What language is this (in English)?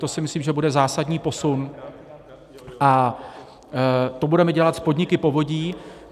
Czech